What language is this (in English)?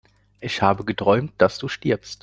German